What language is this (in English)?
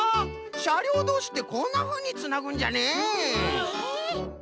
Japanese